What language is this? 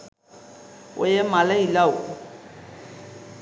Sinhala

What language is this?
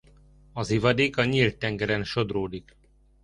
Hungarian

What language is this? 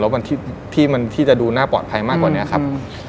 Thai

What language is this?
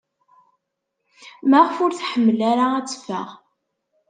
Kabyle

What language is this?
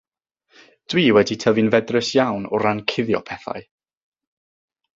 Welsh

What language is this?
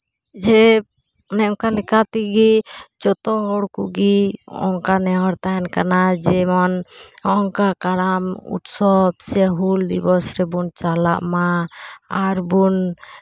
Santali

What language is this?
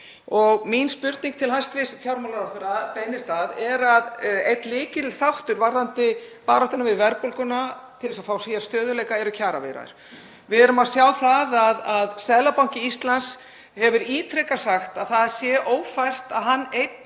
Icelandic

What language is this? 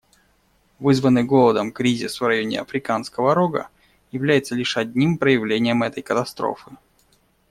Russian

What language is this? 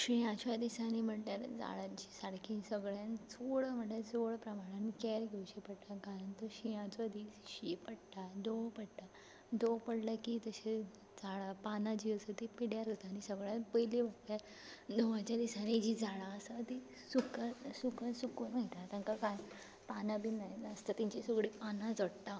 Konkani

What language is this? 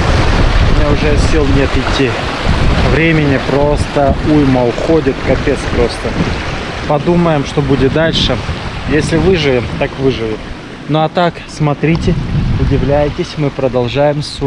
Russian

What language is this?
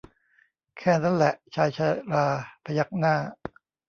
Thai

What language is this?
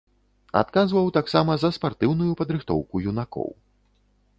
Belarusian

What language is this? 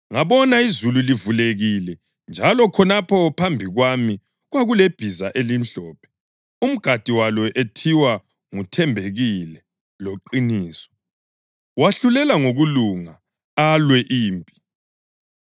North Ndebele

